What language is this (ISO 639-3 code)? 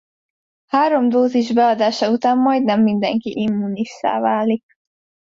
hun